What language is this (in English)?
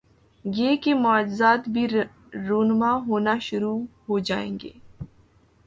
Urdu